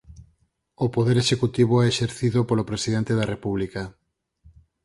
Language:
Galician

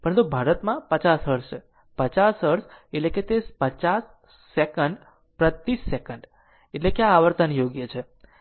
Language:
Gujarati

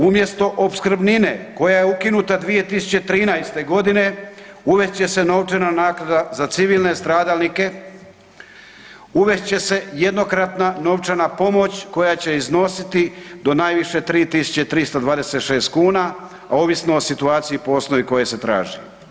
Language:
Croatian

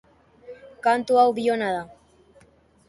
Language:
Basque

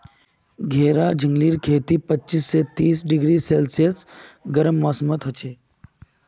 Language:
Magahi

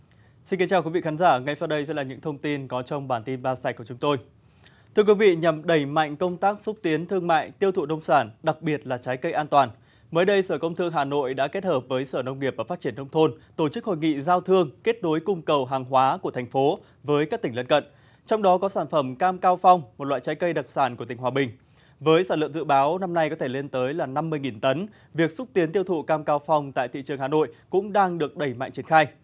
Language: Vietnamese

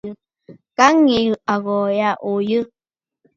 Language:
Bafut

